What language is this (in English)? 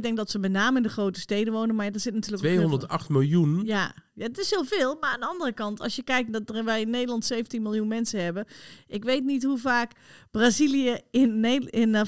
Dutch